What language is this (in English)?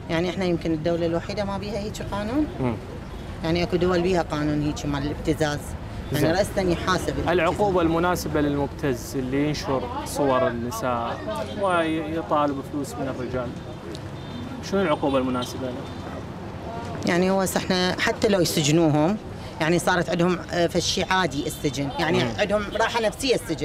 Arabic